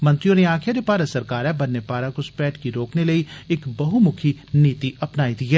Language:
Dogri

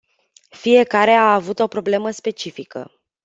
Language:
Romanian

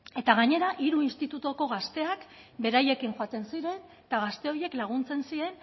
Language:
Basque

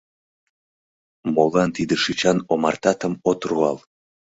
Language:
Mari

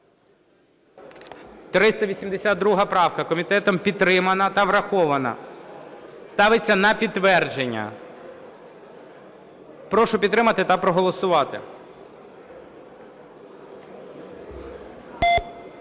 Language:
Ukrainian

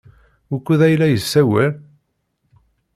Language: Kabyle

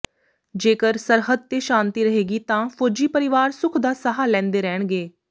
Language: Punjabi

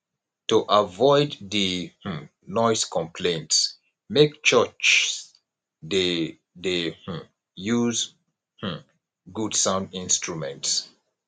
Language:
Nigerian Pidgin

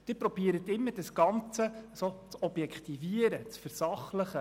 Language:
Swiss German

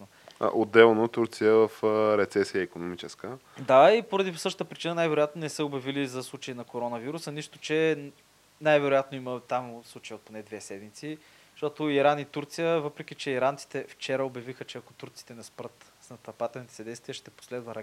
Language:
Bulgarian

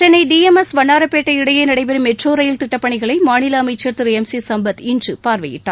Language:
Tamil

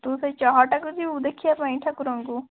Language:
Odia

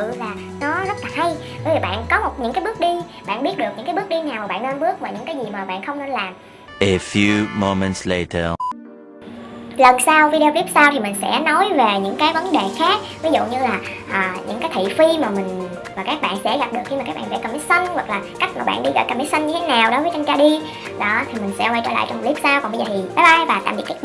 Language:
Vietnamese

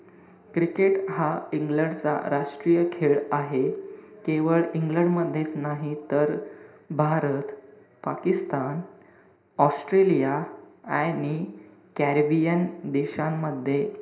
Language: Marathi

